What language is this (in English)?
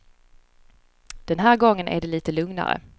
Swedish